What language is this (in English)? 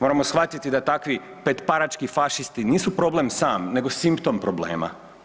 Croatian